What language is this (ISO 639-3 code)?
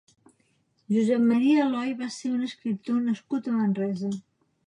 cat